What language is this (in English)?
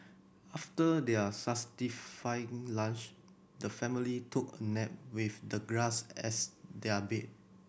English